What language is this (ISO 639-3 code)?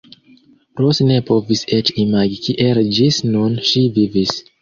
epo